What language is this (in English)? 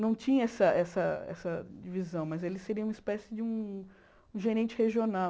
Portuguese